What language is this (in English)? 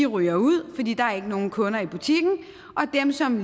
Danish